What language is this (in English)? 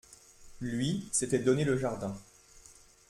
French